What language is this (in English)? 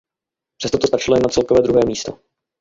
Czech